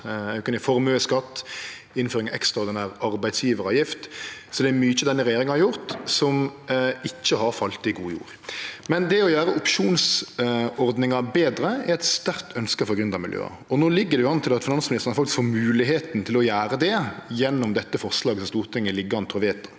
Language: Norwegian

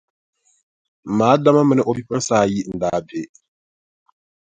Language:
Dagbani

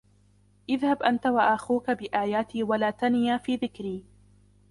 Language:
Arabic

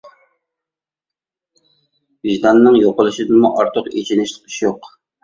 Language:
Uyghur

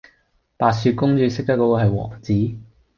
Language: Cantonese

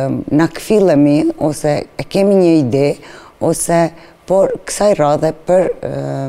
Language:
Romanian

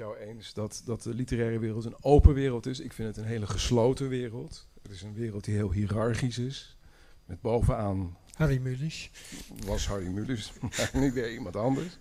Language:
Dutch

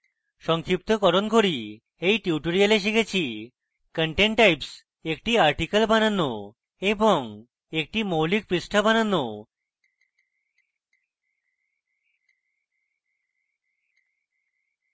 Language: Bangla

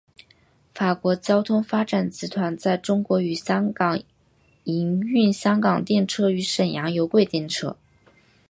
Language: Chinese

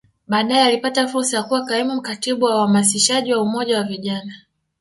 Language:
Swahili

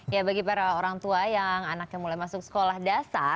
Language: Indonesian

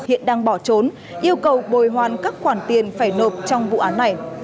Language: Vietnamese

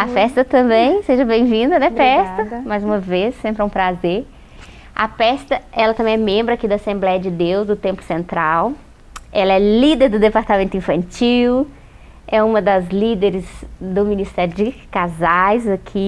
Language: Portuguese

